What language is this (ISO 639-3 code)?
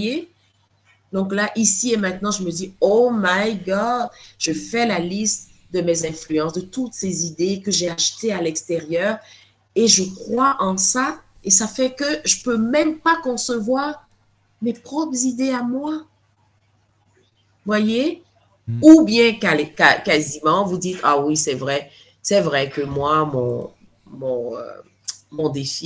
fra